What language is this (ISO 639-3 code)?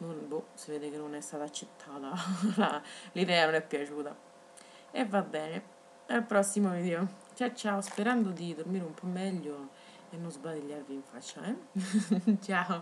ita